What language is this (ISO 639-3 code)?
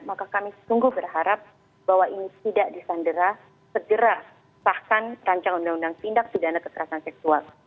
ind